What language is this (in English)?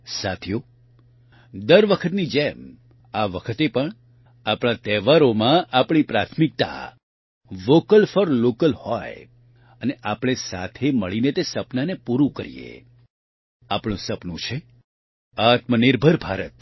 Gujarati